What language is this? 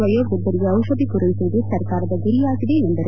Kannada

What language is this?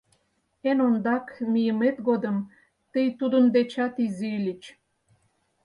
Mari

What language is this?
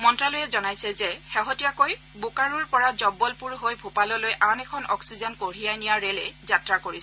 Assamese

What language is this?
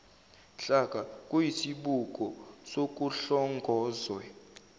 Zulu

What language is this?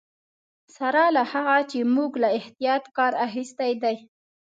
Pashto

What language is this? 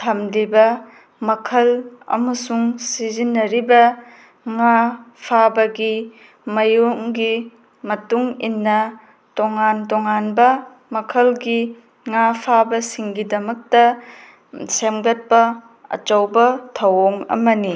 Manipuri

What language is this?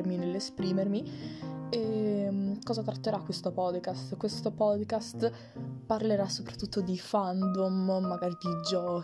Italian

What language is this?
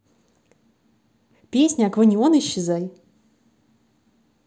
Russian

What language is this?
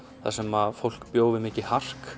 Icelandic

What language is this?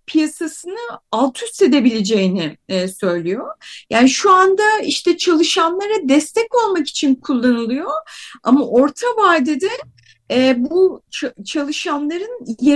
Turkish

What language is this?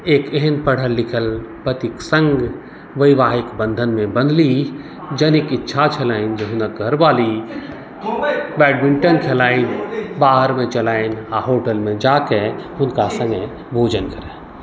Maithili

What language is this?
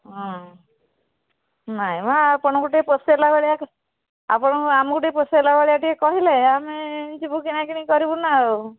Odia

